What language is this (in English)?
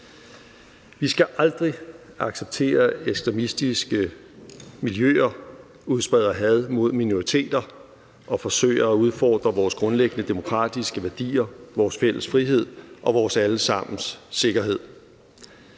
Danish